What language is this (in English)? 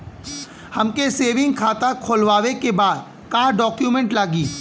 Bhojpuri